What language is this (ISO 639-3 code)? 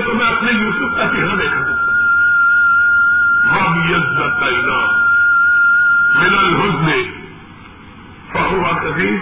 urd